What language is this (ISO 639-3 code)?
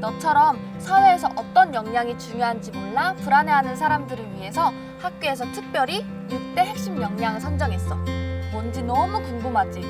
kor